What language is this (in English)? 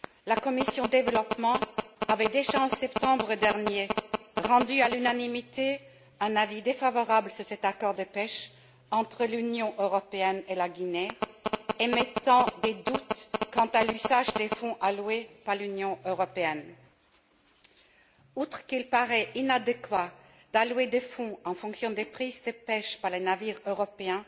French